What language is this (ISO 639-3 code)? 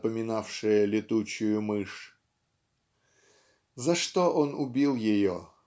rus